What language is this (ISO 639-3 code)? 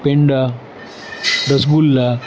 guj